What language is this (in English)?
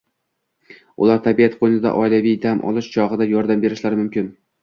Uzbek